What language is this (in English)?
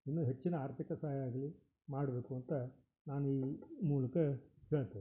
Kannada